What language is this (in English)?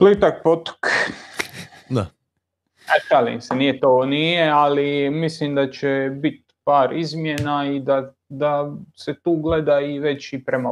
Croatian